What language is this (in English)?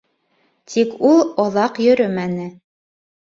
Bashkir